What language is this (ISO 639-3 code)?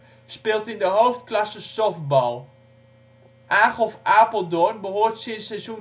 nld